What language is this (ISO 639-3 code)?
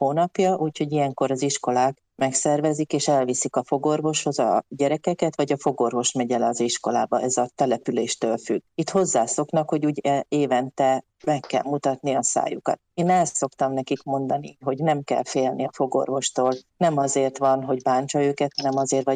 hun